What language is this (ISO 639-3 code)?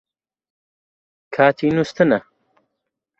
ckb